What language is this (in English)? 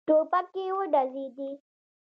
Pashto